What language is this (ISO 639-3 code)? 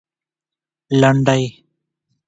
pus